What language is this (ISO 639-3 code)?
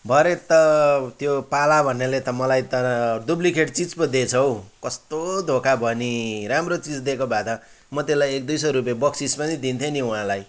nep